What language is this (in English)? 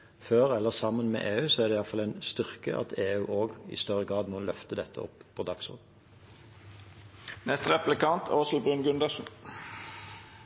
Norwegian Bokmål